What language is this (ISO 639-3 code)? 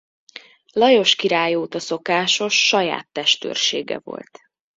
hun